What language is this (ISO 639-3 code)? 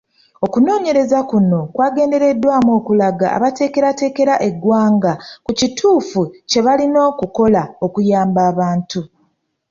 lug